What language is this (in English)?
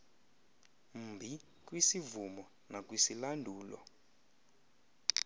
Xhosa